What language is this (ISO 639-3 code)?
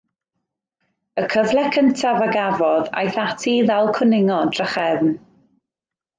cym